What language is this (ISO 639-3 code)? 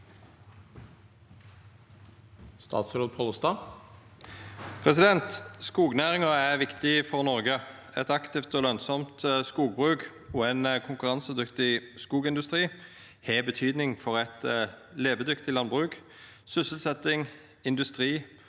nor